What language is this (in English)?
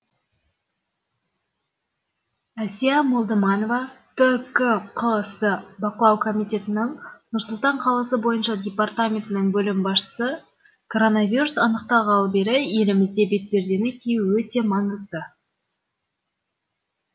Kazakh